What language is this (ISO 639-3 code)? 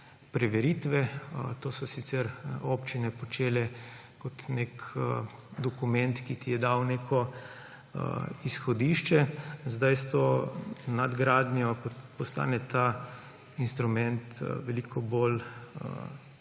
slv